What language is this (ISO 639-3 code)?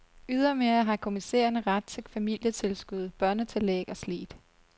dan